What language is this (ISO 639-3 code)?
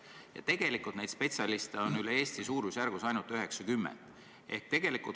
est